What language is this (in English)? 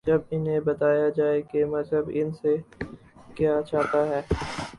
Urdu